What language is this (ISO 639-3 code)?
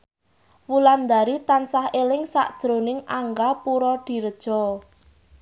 jav